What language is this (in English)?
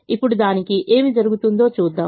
Telugu